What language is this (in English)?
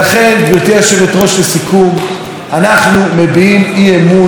Hebrew